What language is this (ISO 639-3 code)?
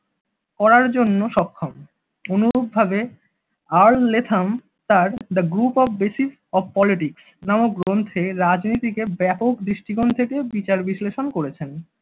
ben